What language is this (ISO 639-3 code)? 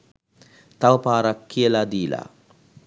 sin